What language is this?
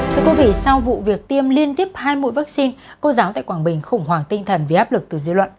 Vietnamese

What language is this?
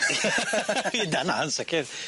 Welsh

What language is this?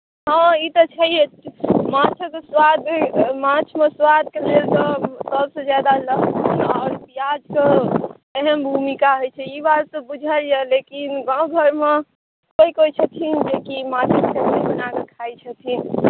Maithili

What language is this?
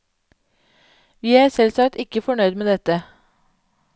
Norwegian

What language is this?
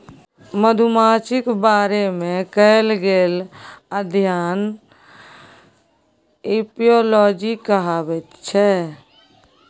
Maithili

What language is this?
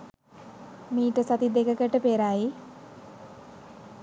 Sinhala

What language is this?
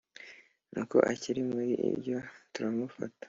Kinyarwanda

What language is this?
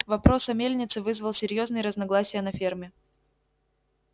Russian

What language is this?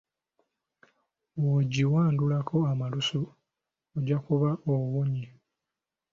Ganda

